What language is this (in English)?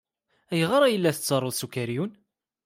Kabyle